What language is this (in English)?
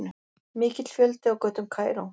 Icelandic